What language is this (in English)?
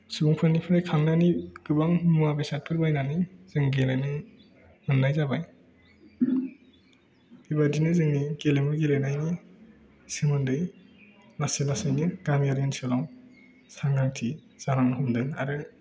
Bodo